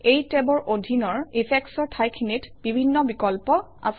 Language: Assamese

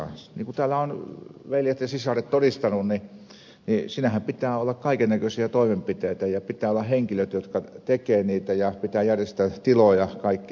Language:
Finnish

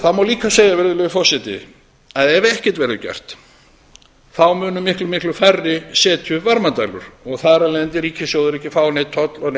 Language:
Icelandic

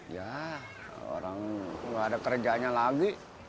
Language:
Indonesian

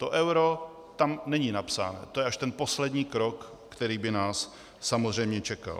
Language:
Czech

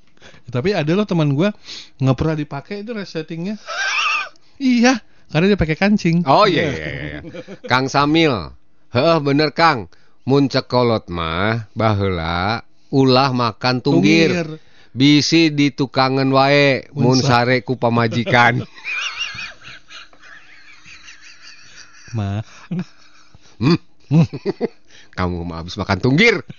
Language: Indonesian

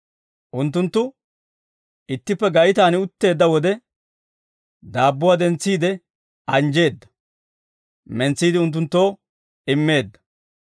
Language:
Dawro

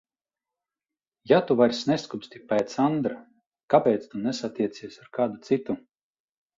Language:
Latvian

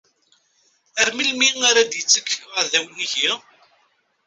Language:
Kabyle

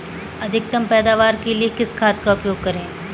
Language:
Hindi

